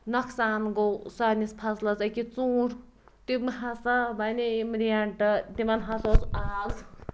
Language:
Kashmiri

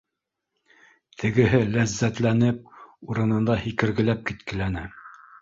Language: Bashkir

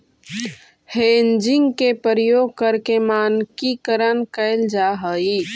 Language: Magahi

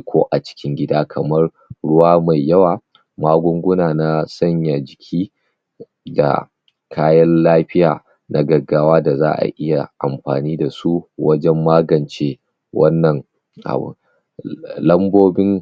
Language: Hausa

